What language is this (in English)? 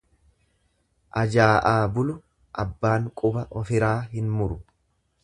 Oromo